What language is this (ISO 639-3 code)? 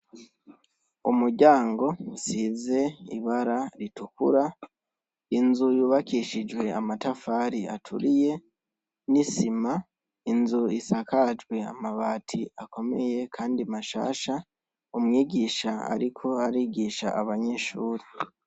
run